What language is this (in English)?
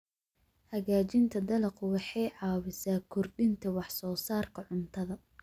Somali